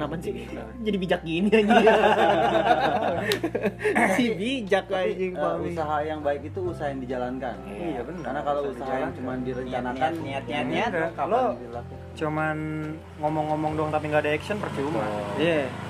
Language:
Indonesian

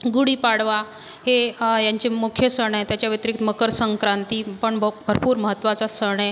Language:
Marathi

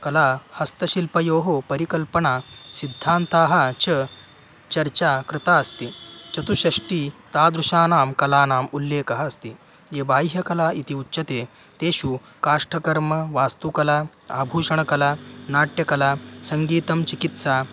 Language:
Sanskrit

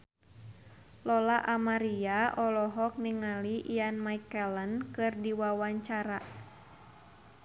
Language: Sundanese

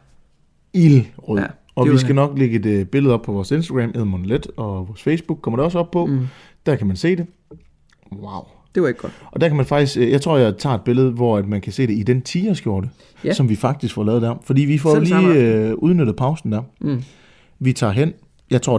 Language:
Danish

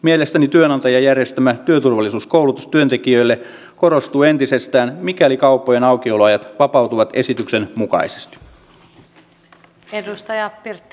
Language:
Finnish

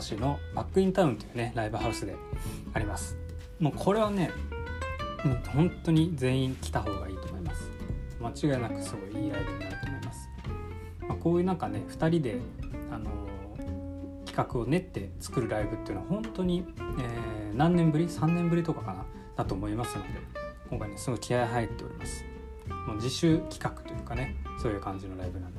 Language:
Japanese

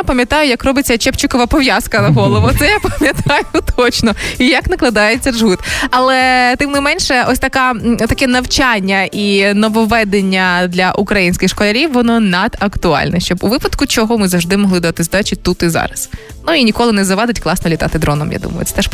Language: Ukrainian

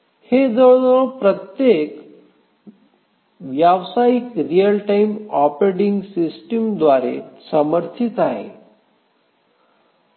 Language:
Marathi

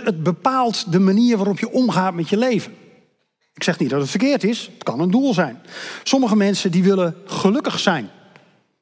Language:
Dutch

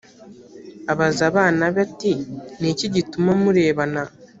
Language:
Kinyarwanda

